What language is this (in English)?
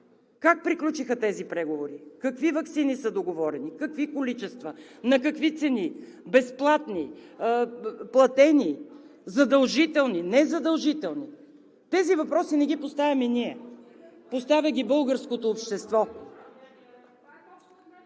Bulgarian